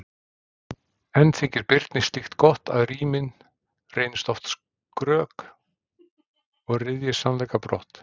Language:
Icelandic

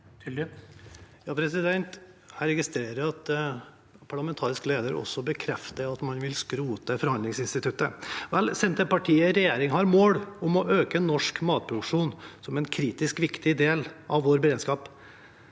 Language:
Norwegian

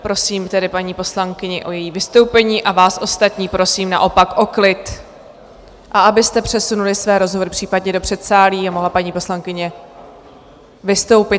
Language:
Czech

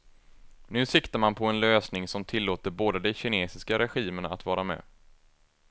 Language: Swedish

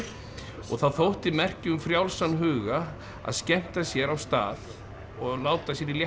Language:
Icelandic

